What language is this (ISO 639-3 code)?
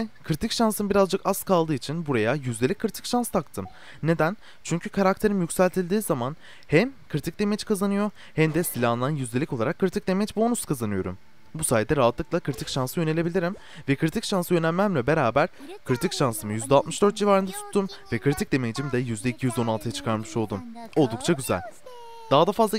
tur